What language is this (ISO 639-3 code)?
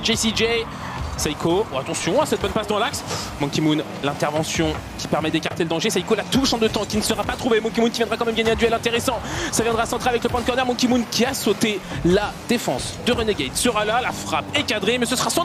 fra